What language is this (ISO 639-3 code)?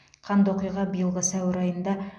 kaz